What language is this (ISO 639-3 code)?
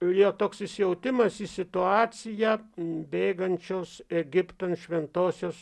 lit